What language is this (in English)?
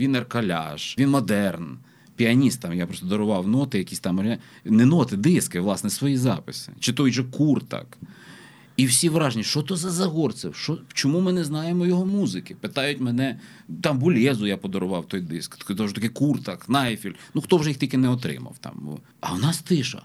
Ukrainian